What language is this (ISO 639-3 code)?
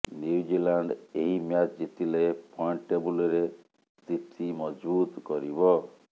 ori